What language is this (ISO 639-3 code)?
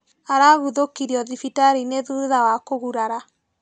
kik